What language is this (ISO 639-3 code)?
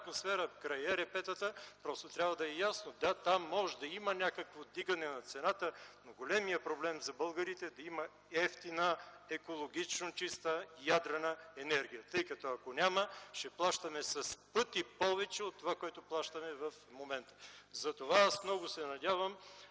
bul